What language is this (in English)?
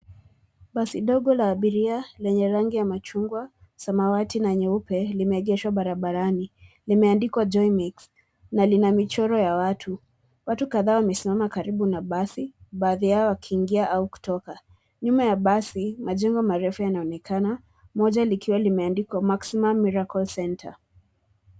Swahili